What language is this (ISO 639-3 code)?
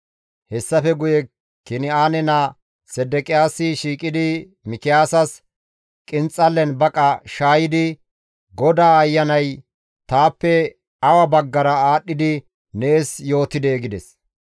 gmv